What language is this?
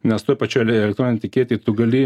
Lithuanian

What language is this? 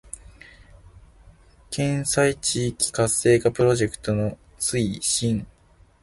Japanese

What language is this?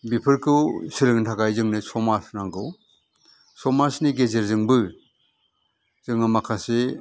Bodo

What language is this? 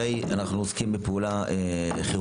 Hebrew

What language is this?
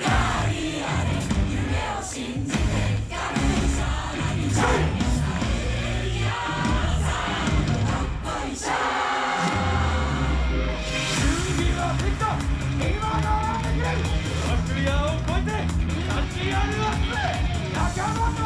Japanese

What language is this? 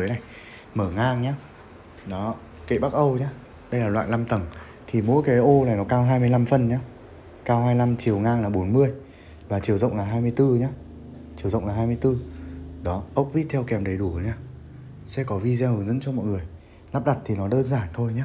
Vietnamese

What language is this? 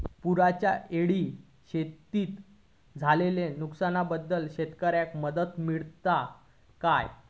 Marathi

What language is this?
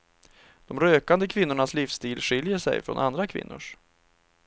Swedish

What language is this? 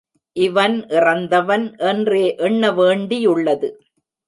Tamil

